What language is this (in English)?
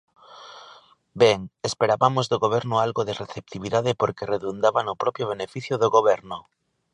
Galician